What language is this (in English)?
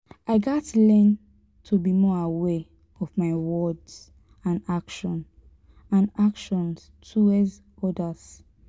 Nigerian Pidgin